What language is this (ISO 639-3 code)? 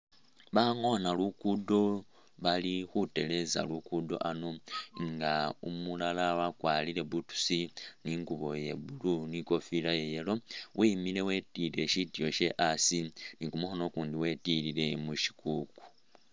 myx